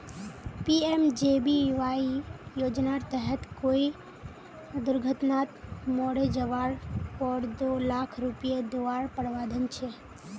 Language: Magahi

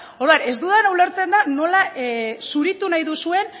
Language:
Basque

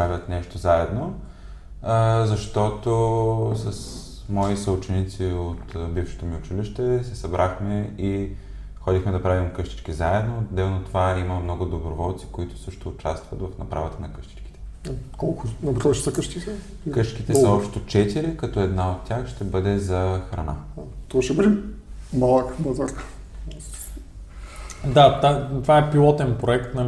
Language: Bulgarian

